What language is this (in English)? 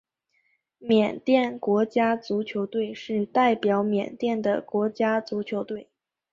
Chinese